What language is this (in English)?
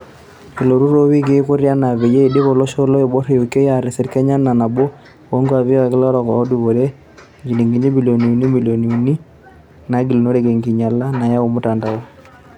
Masai